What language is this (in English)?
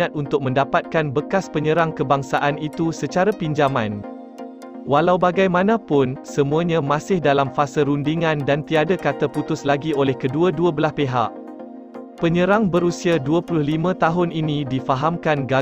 Malay